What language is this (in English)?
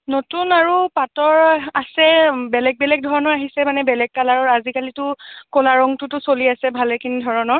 Assamese